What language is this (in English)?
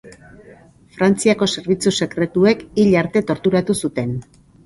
Basque